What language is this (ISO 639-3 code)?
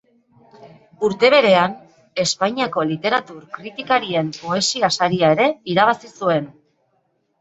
eus